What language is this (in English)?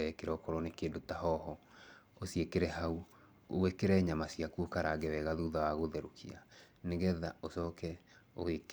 Kikuyu